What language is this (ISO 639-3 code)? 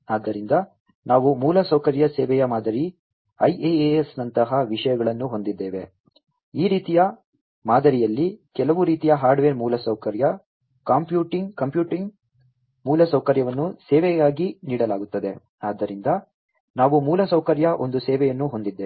kan